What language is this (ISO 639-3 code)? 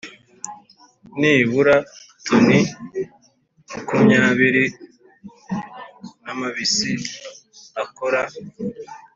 kin